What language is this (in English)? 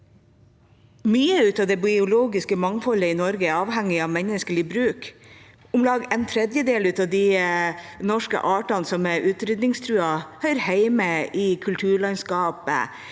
Norwegian